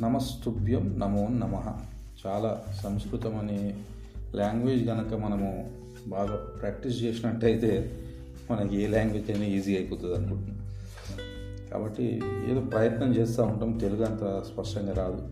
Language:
Telugu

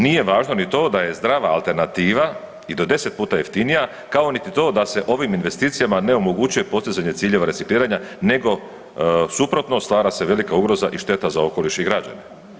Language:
Croatian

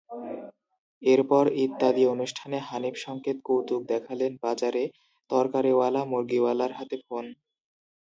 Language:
Bangla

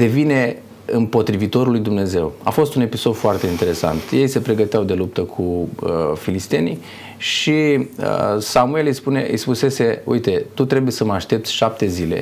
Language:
Romanian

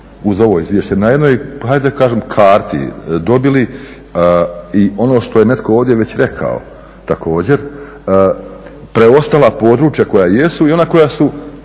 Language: Croatian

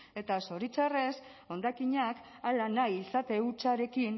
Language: Basque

